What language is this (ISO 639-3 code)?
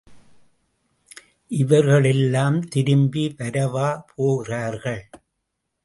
tam